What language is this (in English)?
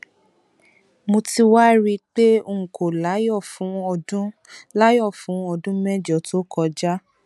Yoruba